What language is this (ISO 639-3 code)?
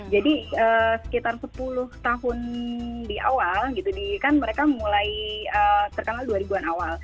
ind